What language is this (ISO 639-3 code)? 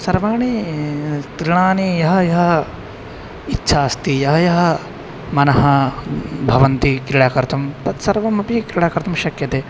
san